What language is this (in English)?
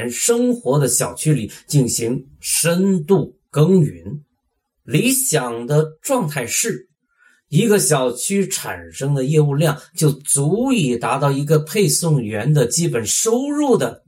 Chinese